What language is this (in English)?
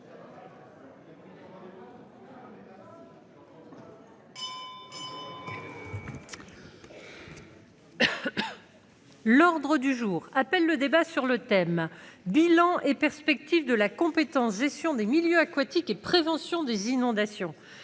French